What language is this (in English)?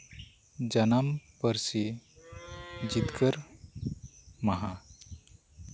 Santali